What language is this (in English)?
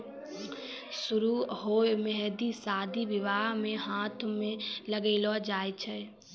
Maithili